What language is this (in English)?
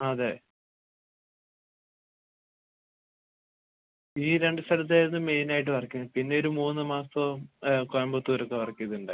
Malayalam